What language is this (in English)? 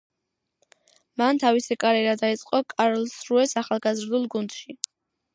Georgian